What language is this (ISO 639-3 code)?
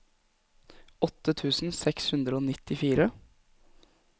nor